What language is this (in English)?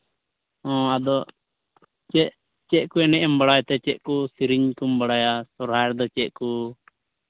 Santali